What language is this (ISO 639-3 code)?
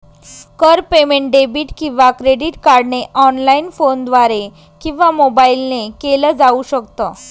mar